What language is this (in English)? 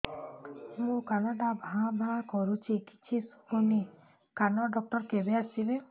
Odia